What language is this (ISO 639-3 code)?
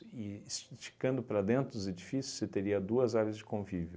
por